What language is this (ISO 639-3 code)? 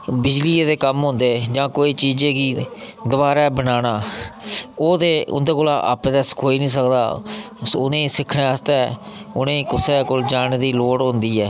doi